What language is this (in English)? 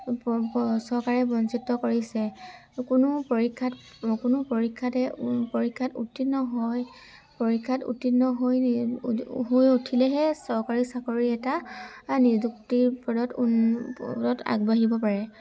Assamese